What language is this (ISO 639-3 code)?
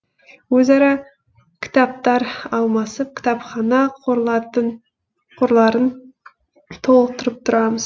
kaz